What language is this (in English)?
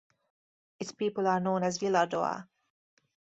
English